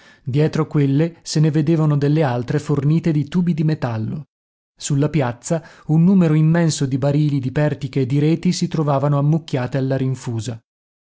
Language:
Italian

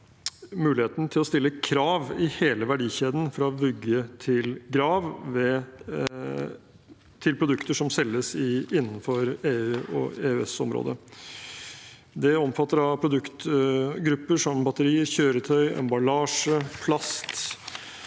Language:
Norwegian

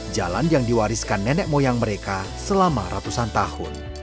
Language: Indonesian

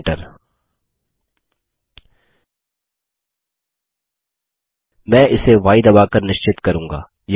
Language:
Hindi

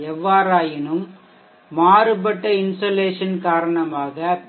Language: Tamil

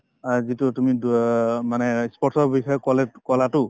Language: Assamese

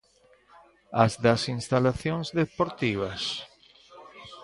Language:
Galician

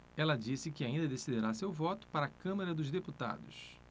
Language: Portuguese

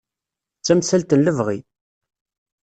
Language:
Kabyle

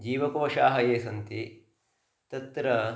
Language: Sanskrit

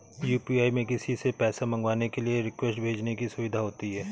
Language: Hindi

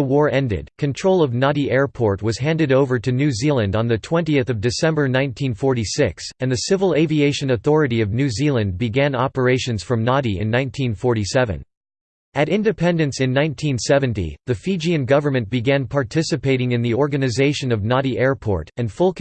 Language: English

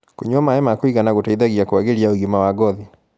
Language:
Kikuyu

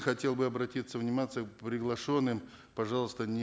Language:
Kazakh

